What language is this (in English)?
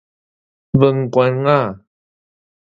Min Nan Chinese